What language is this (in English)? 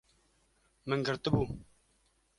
Kurdish